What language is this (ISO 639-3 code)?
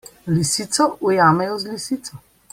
slv